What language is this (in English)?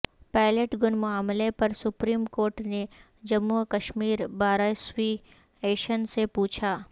Urdu